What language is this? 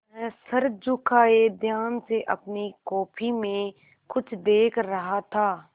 Hindi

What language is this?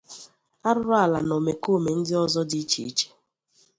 Igbo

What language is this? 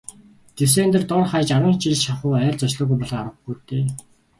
Mongolian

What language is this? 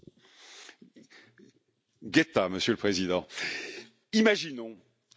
French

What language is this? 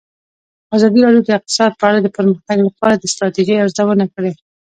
Pashto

